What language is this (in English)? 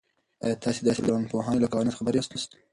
Pashto